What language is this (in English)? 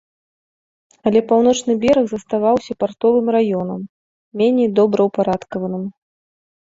Belarusian